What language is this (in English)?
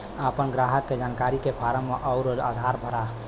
Bhojpuri